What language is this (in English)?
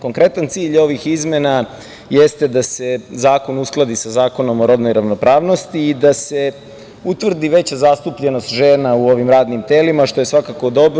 Serbian